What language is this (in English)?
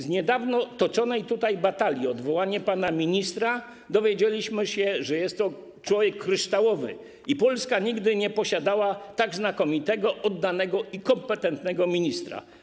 Polish